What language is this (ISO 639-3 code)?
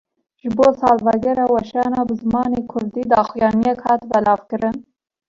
kur